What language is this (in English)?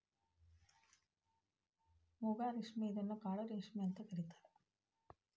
Kannada